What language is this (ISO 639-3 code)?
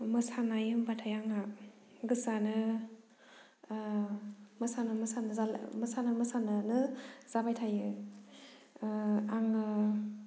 brx